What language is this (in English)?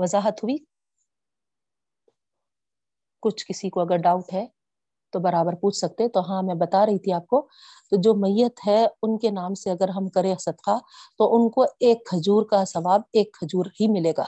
Urdu